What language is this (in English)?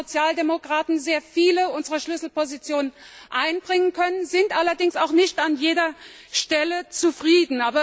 German